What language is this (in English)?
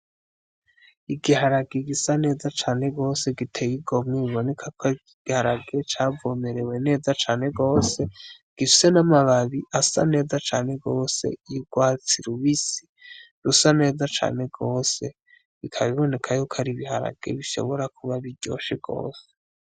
Rundi